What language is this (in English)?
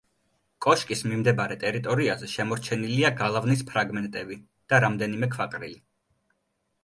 Georgian